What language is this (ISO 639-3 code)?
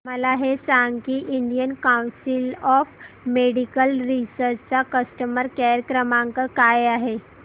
mar